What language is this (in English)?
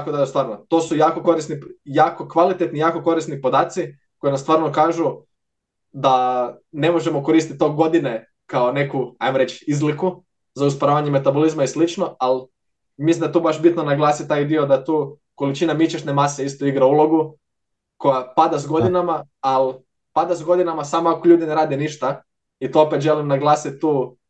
Croatian